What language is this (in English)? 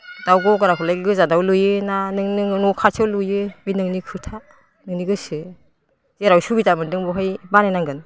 Bodo